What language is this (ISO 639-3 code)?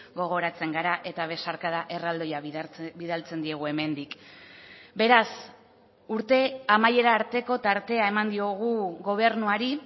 eus